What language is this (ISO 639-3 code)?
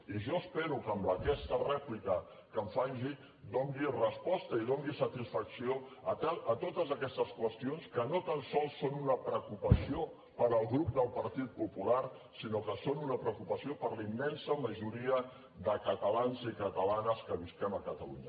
cat